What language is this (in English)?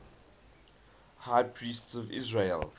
English